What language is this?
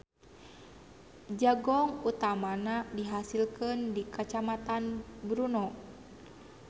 Sundanese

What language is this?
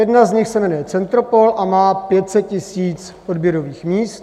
Czech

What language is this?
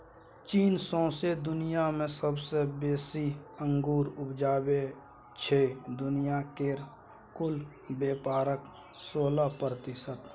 Maithili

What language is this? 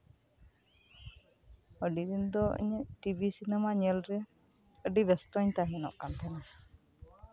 Santali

